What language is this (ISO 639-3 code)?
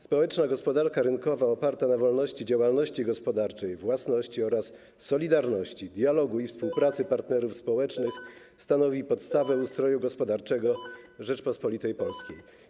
pol